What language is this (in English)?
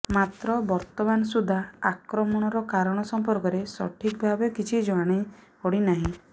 Odia